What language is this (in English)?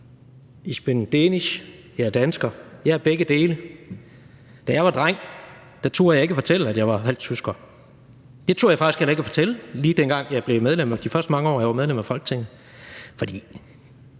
Danish